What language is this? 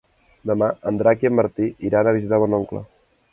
Catalan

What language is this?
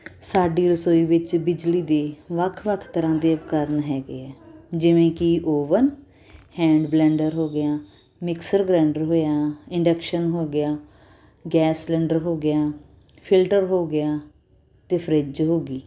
Punjabi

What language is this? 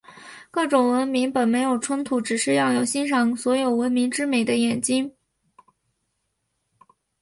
Chinese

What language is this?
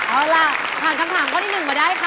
Thai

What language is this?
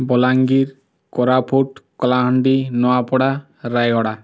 Odia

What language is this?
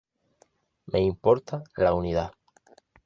Spanish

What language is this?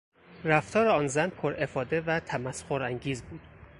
Persian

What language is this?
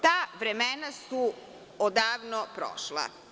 Serbian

